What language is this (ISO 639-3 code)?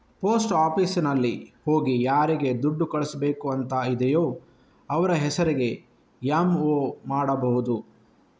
kan